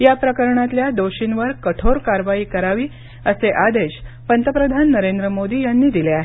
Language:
Marathi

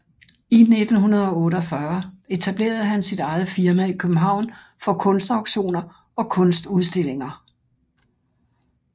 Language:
Danish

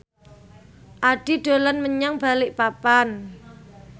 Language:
Javanese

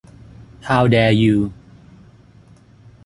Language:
Thai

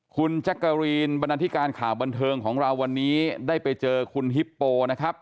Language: Thai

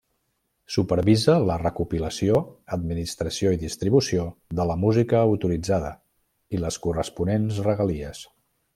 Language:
Catalan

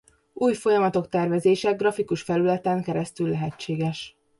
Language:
Hungarian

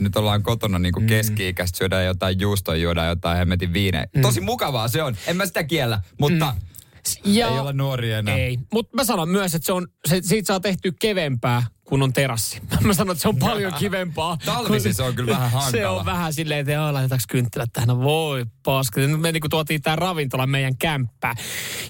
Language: Finnish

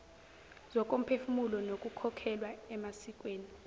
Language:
Zulu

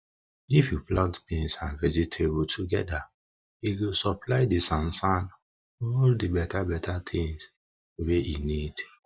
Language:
Nigerian Pidgin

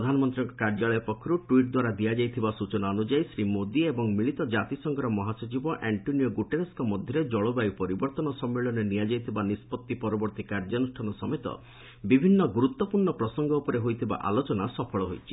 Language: Odia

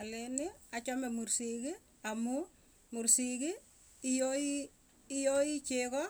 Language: Tugen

